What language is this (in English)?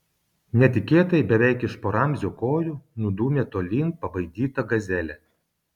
Lithuanian